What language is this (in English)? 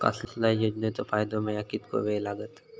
Marathi